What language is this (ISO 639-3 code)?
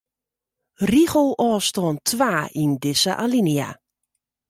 fry